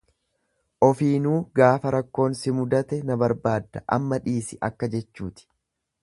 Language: Oromo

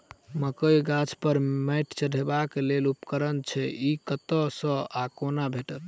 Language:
Maithili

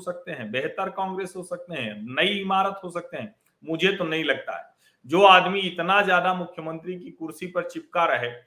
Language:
Hindi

